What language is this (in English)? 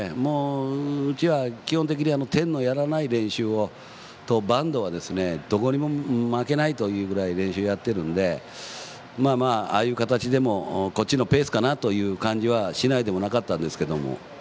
Japanese